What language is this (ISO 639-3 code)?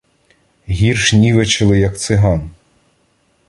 ukr